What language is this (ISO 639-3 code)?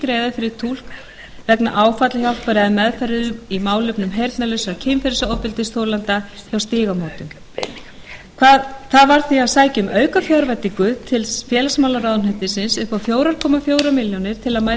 isl